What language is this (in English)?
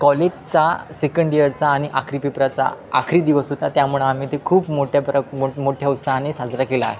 Marathi